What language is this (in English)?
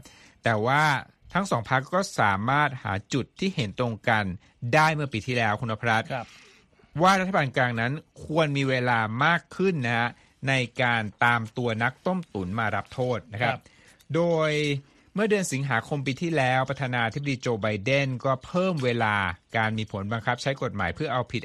Thai